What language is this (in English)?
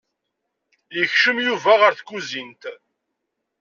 Kabyle